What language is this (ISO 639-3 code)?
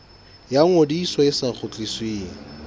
sot